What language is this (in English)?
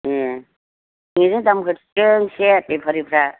Bodo